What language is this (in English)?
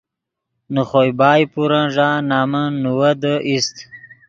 Yidgha